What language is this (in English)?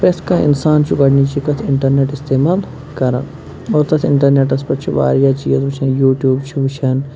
Kashmiri